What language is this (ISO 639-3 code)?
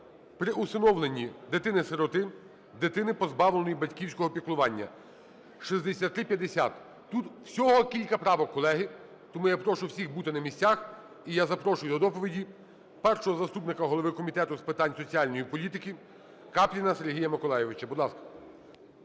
ukr